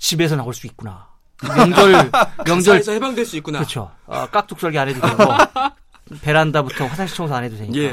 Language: Korean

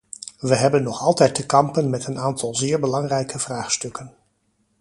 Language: Dutch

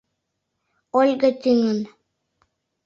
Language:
Mari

